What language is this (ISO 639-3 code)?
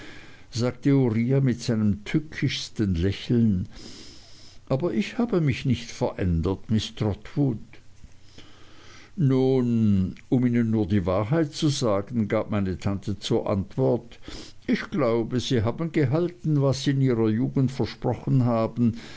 deu